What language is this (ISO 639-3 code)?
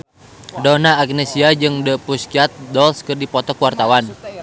sun